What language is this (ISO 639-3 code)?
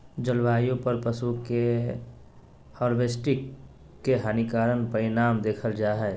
mag